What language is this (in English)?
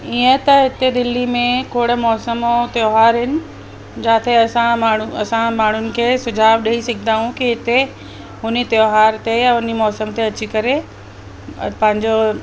Sindhi